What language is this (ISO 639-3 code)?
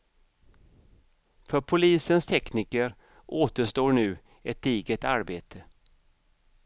swe